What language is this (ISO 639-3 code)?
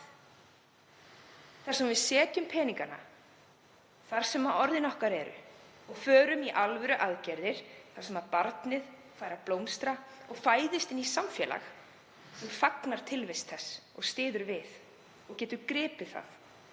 isl